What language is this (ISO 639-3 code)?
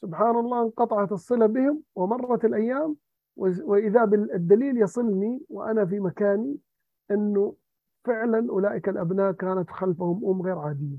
ara